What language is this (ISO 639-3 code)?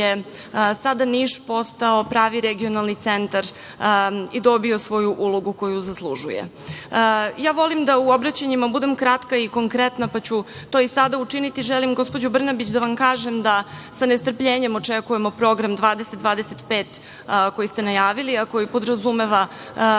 srp